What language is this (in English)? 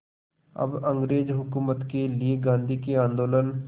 Hindi